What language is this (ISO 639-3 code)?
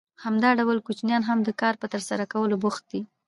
pus